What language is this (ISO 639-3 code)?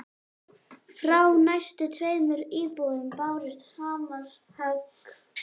isl